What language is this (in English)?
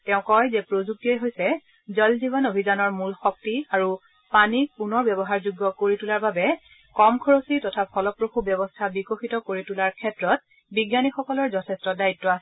Assamese